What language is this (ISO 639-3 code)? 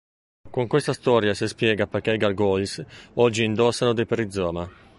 ita